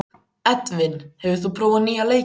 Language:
Icelandic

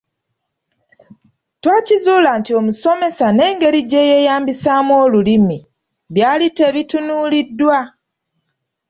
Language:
Ganda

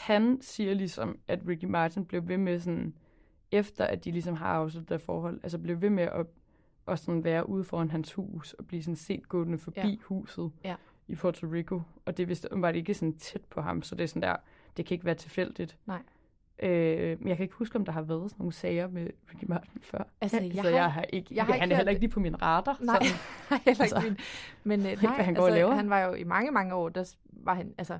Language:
Danish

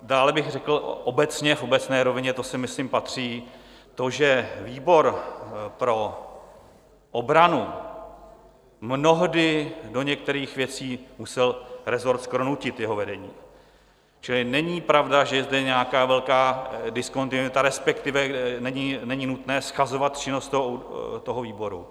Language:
Czech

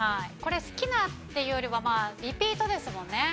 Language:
Japanese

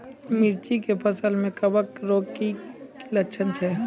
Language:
Maithili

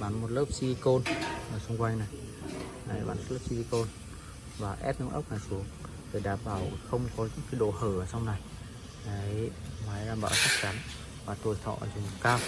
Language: Vietnamese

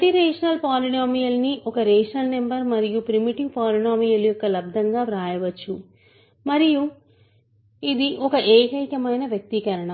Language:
Telugu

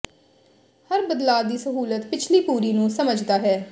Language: Punjabi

